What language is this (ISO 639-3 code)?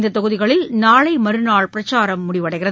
tam